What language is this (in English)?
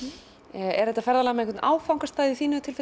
Icelandic